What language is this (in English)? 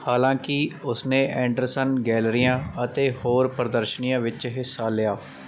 Punjabi